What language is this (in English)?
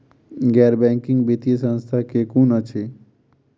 Maithili